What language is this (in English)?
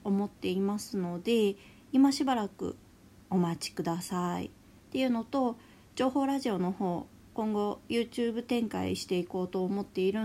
Japanese